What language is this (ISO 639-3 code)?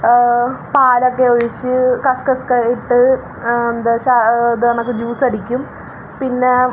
mal